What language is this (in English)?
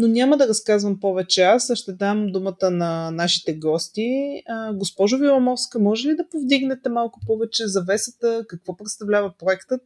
Bulgarian